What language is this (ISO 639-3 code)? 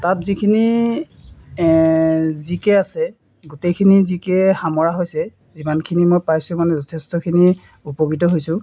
asm